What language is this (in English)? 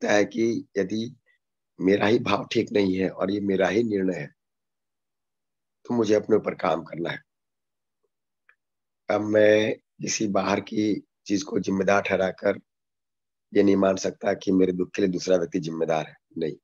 Hindi